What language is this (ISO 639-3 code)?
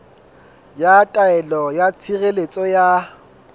sot